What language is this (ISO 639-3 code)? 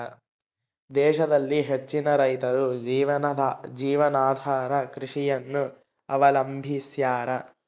kan